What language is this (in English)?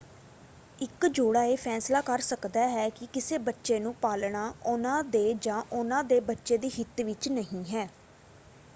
Punjabi